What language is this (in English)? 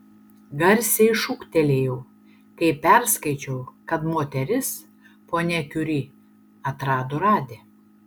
Lithuanian